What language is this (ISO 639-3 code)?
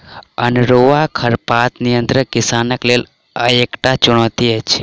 mai